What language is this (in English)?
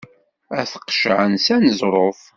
Kabyle